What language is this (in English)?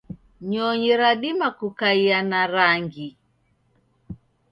Taita